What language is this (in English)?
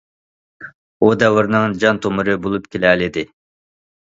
Uyghur